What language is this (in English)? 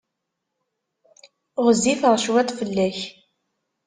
Kabyle